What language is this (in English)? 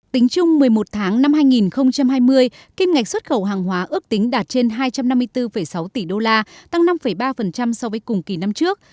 Vietnamese